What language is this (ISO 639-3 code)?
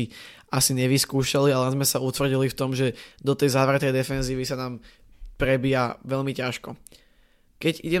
slk